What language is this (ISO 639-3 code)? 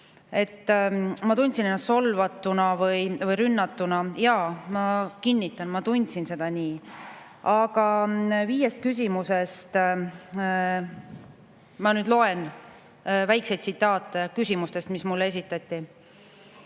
est